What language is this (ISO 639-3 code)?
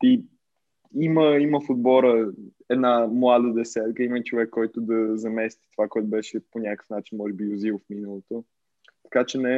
bul